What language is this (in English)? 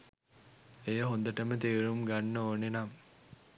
Sinhala